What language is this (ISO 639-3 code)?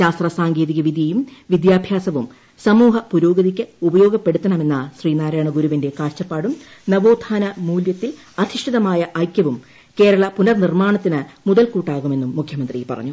mal